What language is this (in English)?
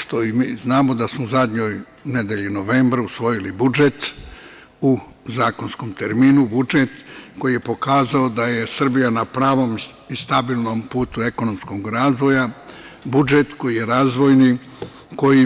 Serbian